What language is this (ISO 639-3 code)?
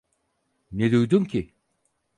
tur